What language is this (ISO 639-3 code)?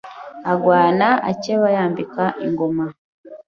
kin